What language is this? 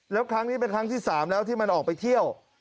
Thai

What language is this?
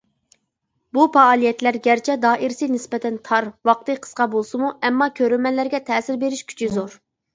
Uyghur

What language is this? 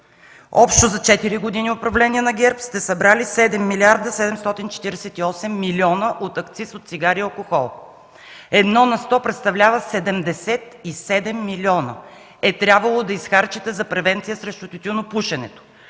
Bulgarian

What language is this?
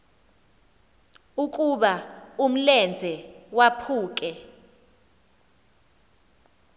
Xhosa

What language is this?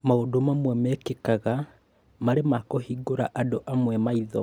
Kikuyu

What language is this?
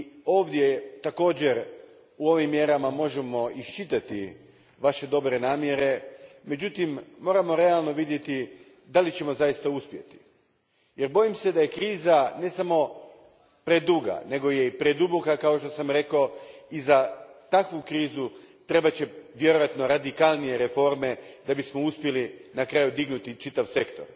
Croatian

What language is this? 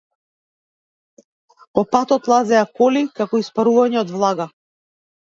Macedonian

